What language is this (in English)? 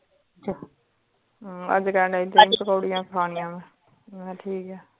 Punjabi